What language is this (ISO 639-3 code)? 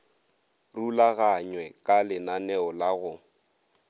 nso